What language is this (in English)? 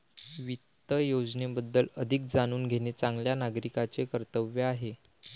Marathi